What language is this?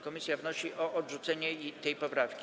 Polish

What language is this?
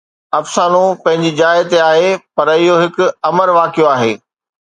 Sindhi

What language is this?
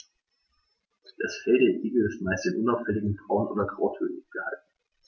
German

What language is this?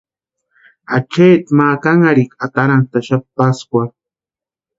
Western Highland Purepecha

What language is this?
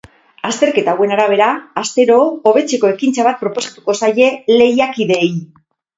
Basque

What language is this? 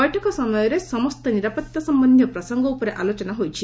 Odia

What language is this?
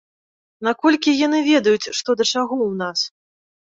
Belarusian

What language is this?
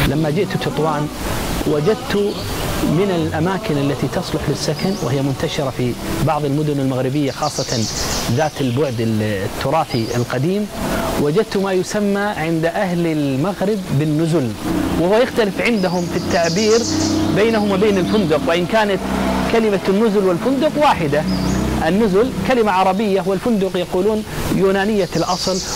Arabic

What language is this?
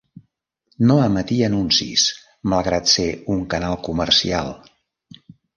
Catalan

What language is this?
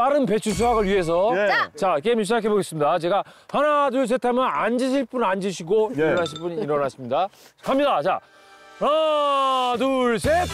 Korean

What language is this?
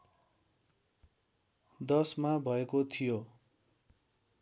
Nepali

